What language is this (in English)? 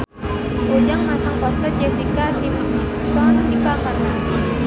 Sundanese